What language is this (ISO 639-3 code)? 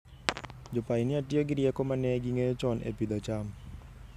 luo